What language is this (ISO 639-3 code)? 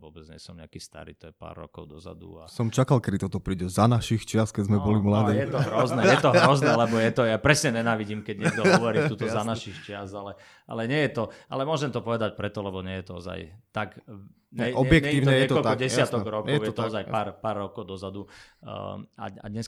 slk